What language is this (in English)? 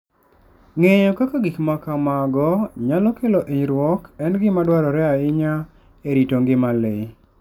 Luo (Kenya and Tanzania)